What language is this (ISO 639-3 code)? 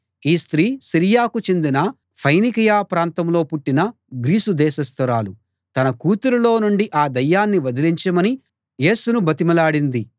tel